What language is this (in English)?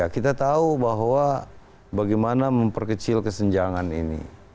Indonesian